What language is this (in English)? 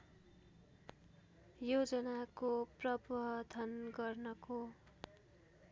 Nepali